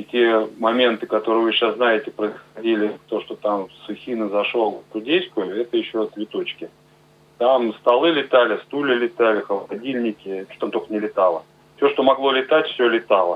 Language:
Russian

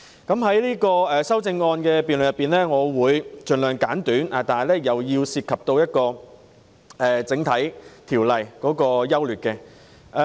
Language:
Cantonese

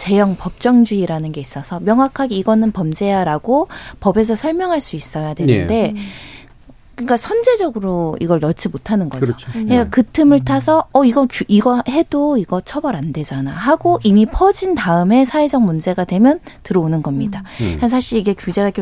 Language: Korean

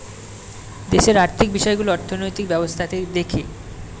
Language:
Bangla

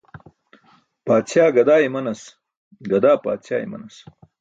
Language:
Burushaski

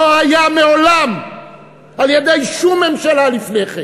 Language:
Hebrew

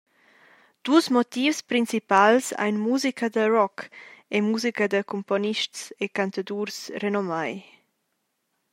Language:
Romansh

